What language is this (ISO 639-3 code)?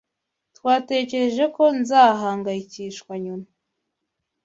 kin